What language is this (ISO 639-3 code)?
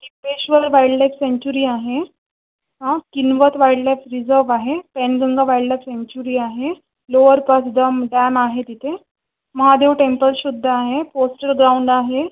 mar